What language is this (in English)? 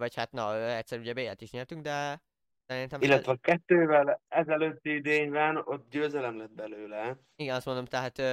Hungarian